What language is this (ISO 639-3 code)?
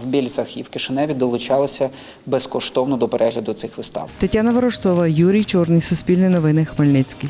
ukr